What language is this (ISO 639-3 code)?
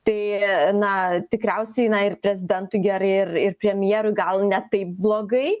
lit